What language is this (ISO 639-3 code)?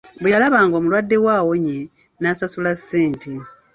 lug